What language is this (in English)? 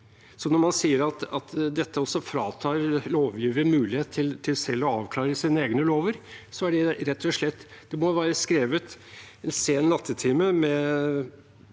Norwegian